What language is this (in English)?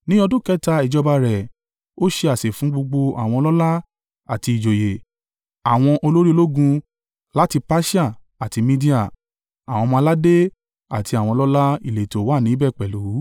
Yoruba